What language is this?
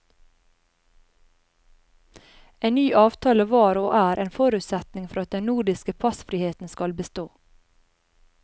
Norwegian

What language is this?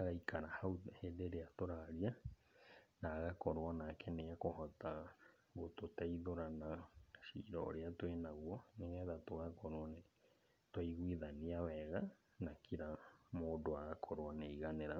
Kikuyu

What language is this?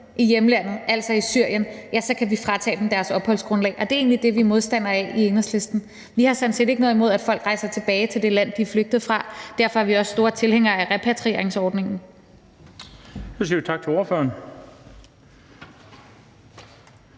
Danish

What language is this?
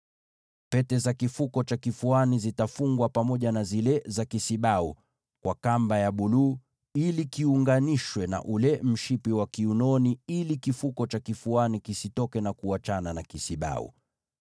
Swahili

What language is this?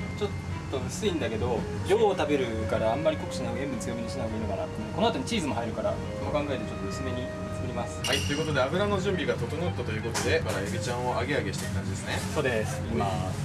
Japanese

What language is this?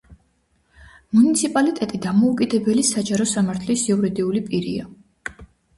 Georgian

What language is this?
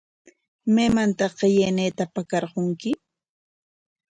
Corongo Ancash Quechua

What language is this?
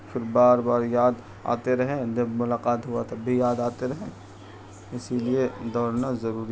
Urdu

